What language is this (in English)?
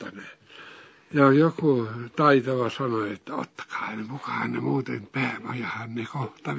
Finnish